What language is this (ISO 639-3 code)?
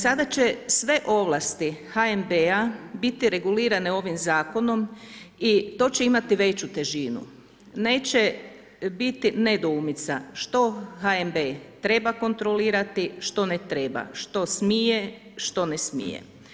hrv